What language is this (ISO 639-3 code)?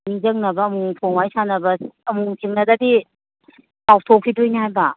mni